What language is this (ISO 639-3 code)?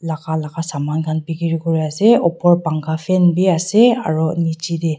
nag